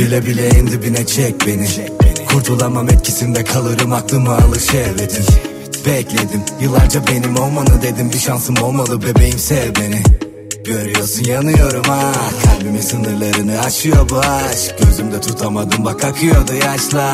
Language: Turkish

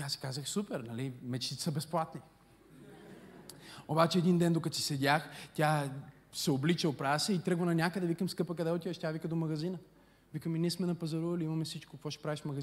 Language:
Bulgarian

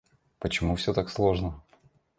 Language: Russian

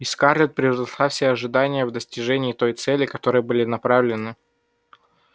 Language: Russian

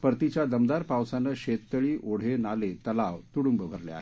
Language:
Marathi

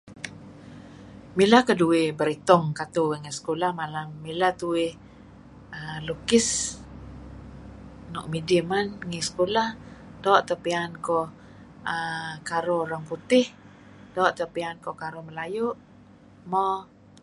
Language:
Kelabit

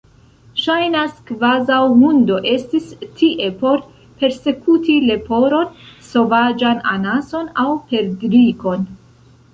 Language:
Esperanto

